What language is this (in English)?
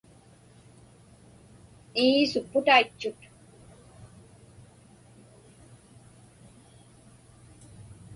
Inupiaq